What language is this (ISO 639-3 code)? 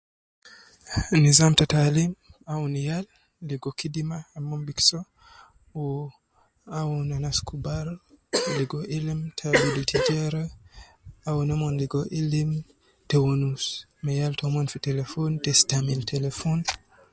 kcn